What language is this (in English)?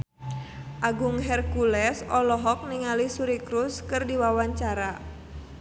Sundanese